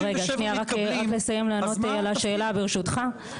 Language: Hebrew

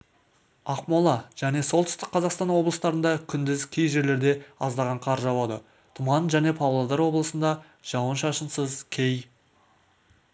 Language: Kazakh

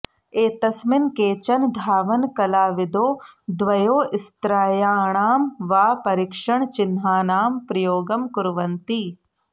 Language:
Sanskrit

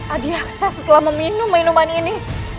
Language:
Indonesian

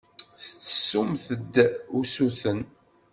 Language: Kabyle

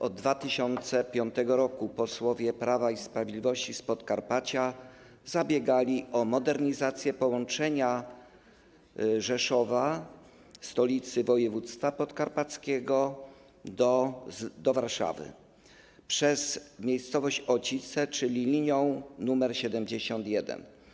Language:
Polish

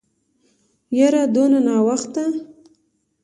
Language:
Pashto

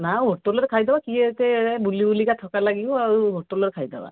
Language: Odia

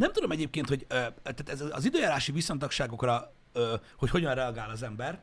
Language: Hungarian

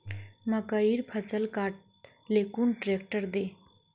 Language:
Magahi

